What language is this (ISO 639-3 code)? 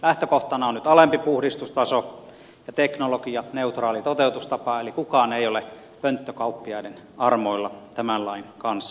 fin